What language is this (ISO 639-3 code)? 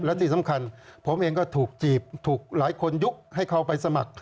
tha